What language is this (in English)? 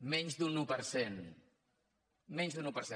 Catalan